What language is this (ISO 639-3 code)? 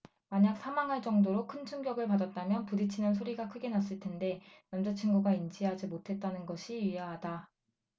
kor